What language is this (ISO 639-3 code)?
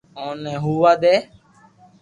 lrk